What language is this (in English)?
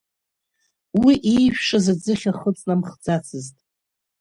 Abkhazian